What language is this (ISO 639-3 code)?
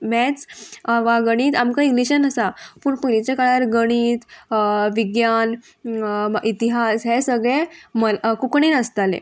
kok